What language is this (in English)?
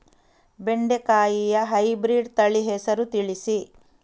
Kannada